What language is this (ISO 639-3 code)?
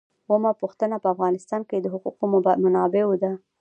pus